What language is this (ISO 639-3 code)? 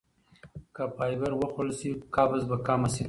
pus